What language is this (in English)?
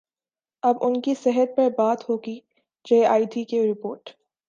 Urdu